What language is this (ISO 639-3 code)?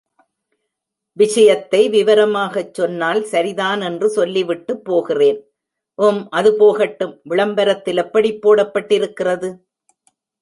tam